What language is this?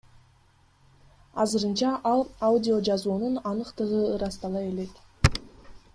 Kyrgyz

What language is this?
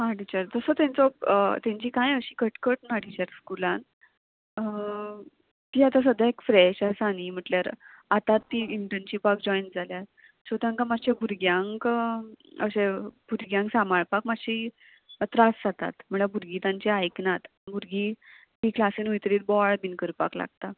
Konkani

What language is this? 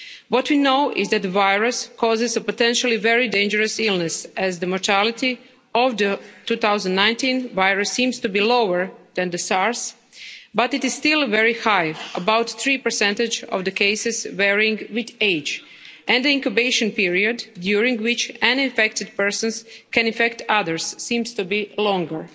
English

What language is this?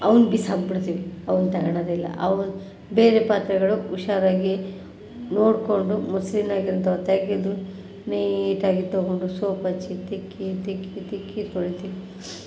Kannada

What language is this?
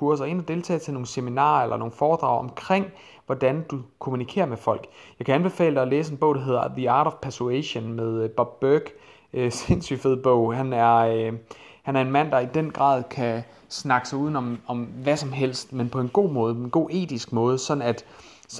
Danish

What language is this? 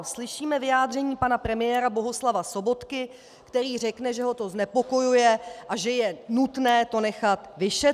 Czech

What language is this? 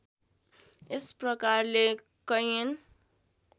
Nepali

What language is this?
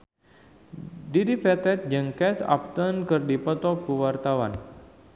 Sundanese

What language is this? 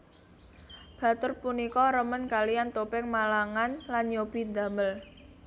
Javanese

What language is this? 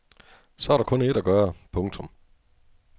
Danish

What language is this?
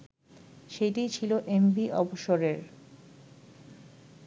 Bangla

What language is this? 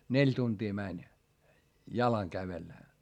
Finnish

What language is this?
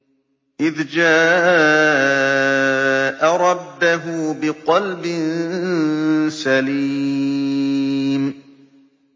Arabic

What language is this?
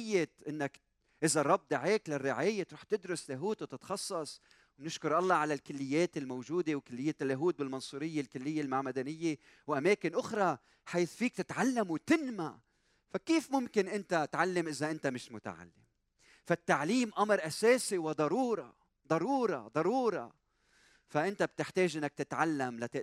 Arabic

